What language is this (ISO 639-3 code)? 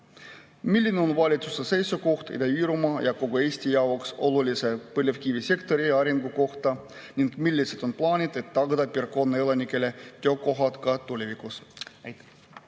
est